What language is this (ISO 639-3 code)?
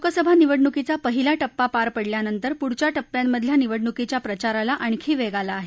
mar